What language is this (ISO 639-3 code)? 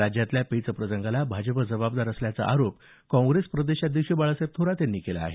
mar